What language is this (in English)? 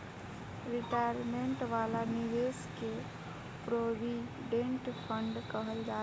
Bhojpuri